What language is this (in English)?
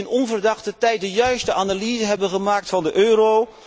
Dutch